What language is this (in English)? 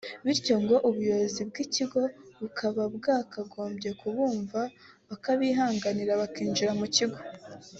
Kinyarwanda